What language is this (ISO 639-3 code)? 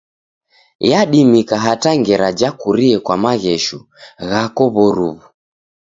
dav